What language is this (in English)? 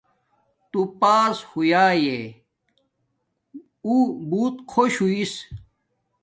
Domaaki